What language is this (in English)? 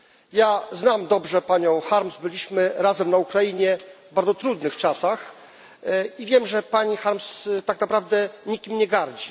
Polish